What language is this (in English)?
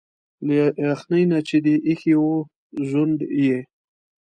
Pashto